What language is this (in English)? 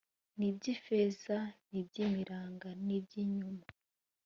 Kinyarwanda